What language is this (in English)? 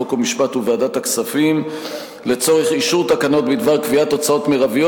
Hebrew